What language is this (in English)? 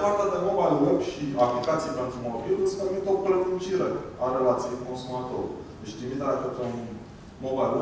Romanian